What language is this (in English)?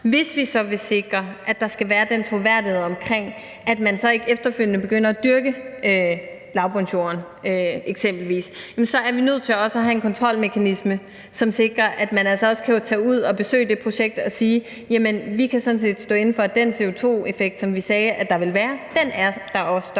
Danish